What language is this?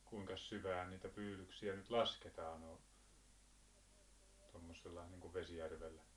Finnish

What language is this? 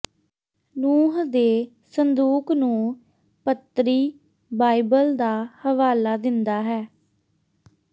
Punjabi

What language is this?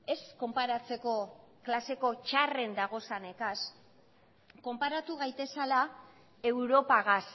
Basque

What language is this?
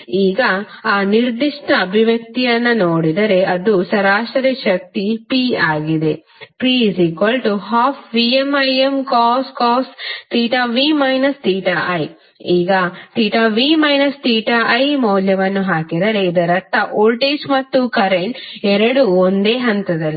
Kannada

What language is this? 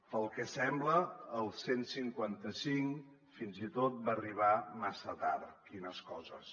Catalan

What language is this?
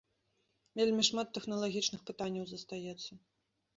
Belarusian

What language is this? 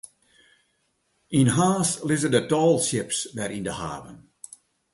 Western Frisian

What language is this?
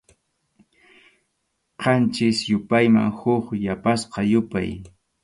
Arequipa-La Unión Quechua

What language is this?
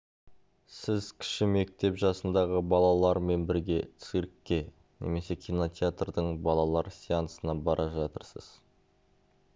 Kazakh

